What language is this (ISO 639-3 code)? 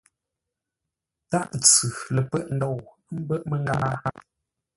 nla